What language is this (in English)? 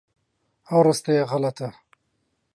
Central Kurdish